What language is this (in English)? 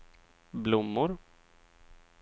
Swedish